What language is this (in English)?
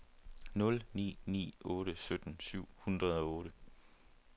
Danish